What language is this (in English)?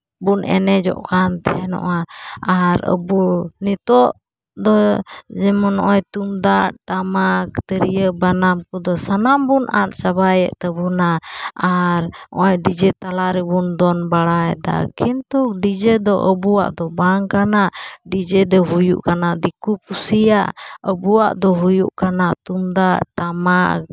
Santali